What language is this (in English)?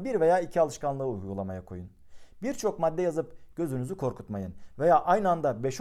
Turkish